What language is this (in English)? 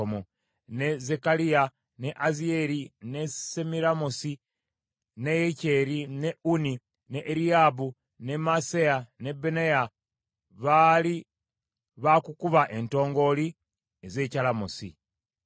Ganda